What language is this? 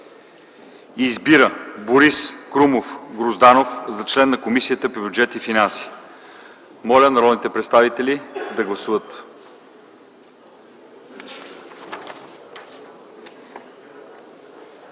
Bulgarian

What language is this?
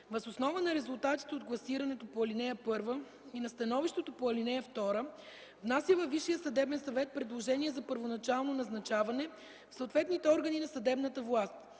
Bulgarian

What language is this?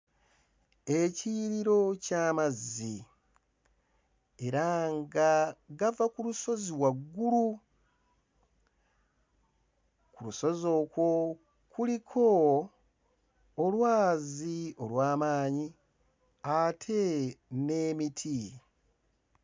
Ganda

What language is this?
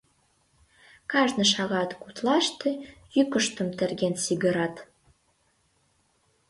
Mari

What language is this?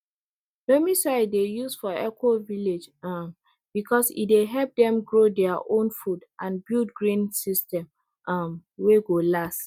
Nigerian Pidgin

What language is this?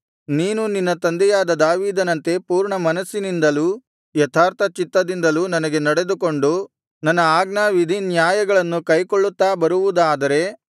Kannada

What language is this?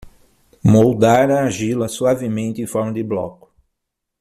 Portuguese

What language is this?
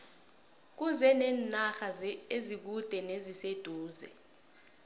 South Ndebele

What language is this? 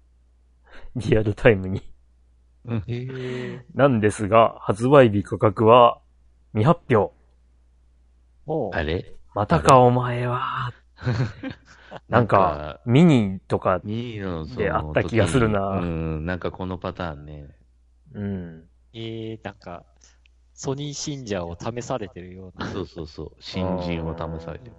Japanese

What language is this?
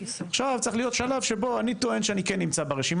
Hebrew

